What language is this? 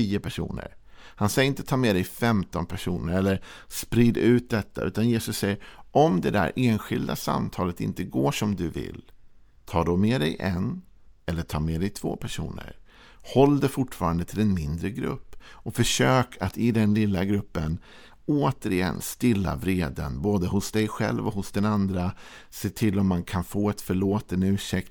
Swedish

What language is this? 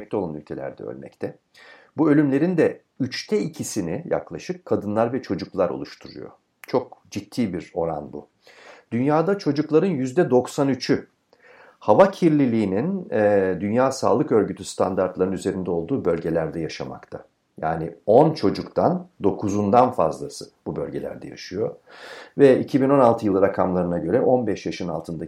Turkish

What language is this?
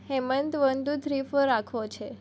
Gujarati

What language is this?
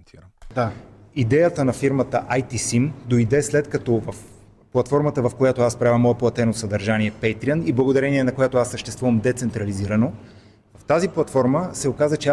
Bulgarian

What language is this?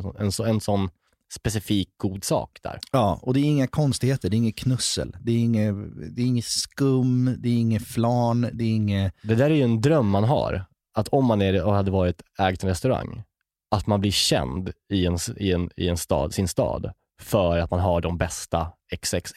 Swedish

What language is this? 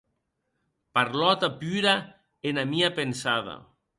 Occitan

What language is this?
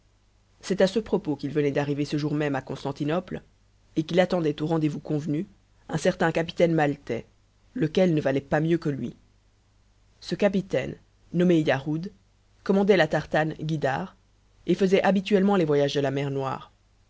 French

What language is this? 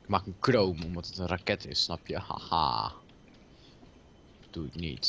Dutch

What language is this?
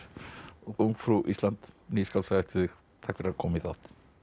Icelandic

